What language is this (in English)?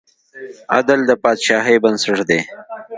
Pashto